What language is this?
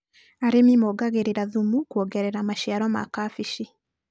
Kikuyu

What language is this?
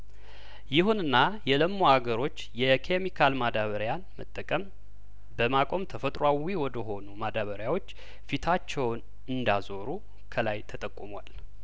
Amharic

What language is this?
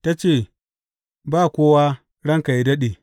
Hausa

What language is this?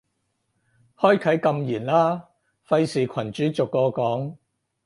Cantonese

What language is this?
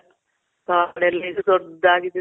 Kannada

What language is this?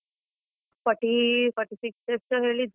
Kannada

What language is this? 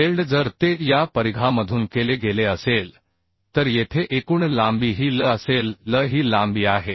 Marathi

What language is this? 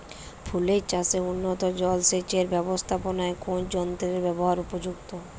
Bangla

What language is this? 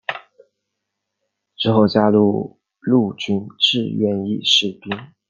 Chinese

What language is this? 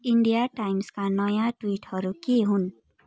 Nepali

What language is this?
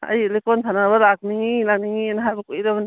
Manipuri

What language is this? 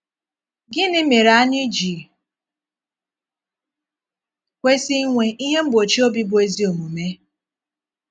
Igbo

